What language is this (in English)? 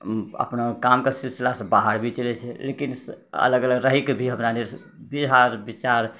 Maithili